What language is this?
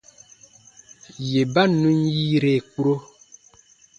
Baatonum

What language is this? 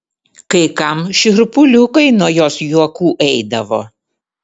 Lithuanian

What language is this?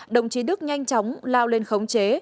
Vietnamese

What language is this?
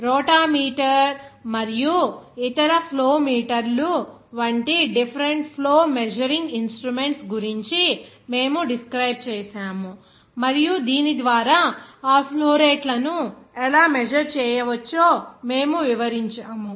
Telugu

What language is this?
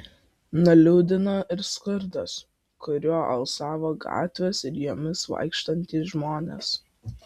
Lithuanian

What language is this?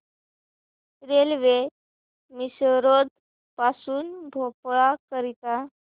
Marathi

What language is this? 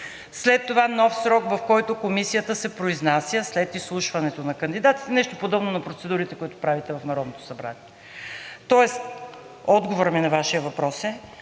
Bulgarian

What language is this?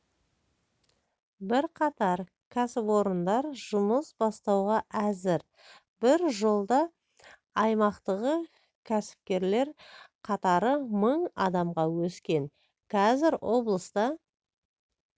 Kazakh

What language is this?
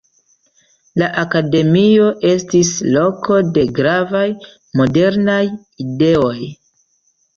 Esperanto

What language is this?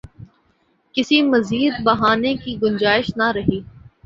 Urdu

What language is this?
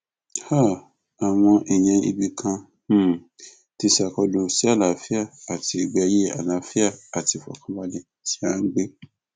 Yoruba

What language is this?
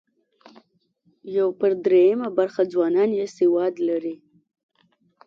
Pashto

